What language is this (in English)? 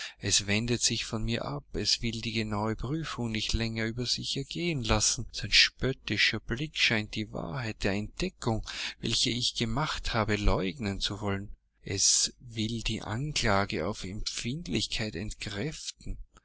German